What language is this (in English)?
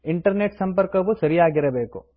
Kannada